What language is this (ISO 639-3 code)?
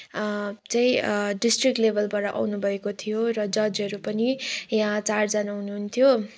nep